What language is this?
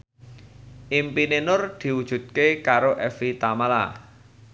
Javanese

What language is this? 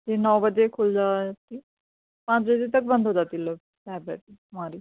Urdu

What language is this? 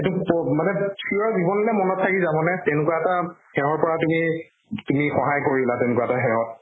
Assamese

